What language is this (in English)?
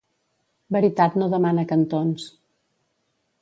Catalan